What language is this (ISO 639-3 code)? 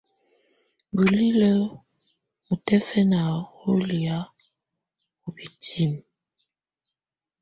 tvu